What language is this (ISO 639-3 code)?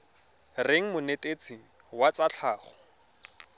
tsn